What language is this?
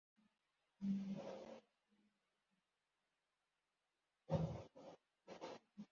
Kinyarwanda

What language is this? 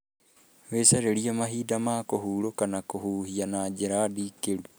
Kikuyu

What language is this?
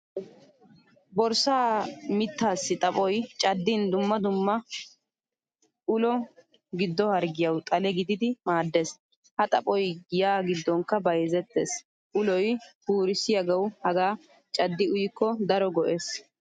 Wolaytta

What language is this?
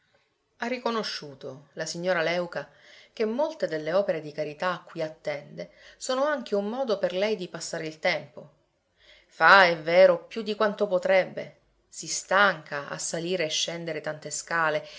Italian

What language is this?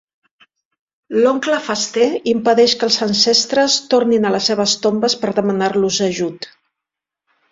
Catalan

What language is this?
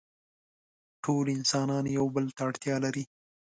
Pashto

